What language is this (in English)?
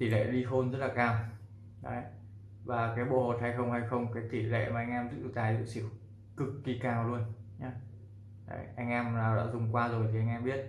Vietnamese